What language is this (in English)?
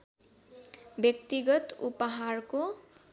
Nepali